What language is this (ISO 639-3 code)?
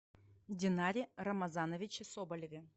rus